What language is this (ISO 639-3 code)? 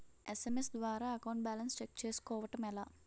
tel